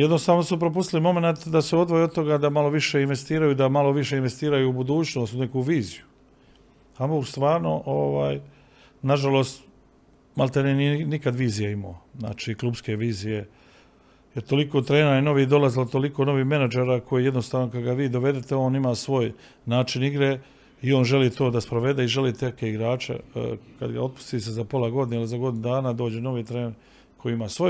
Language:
Croatian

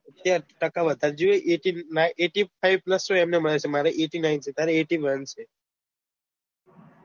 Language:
Gujarati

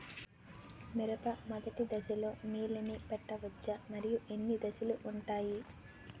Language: Telugu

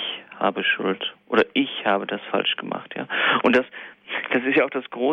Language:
German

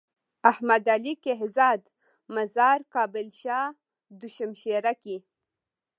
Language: Pashto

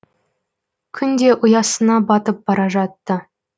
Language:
Kazakh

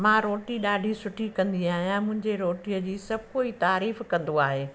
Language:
Sindhi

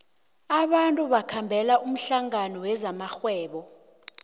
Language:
South Ndebele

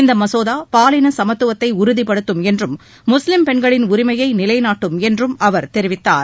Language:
Tamil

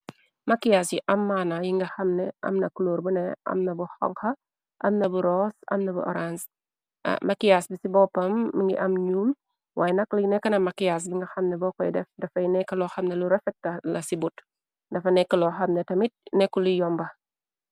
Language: Wolof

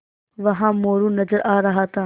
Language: Hindi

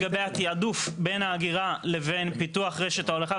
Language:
Hebrew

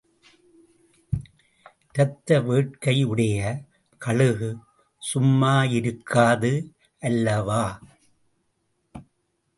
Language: Tamil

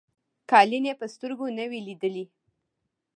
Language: Pashto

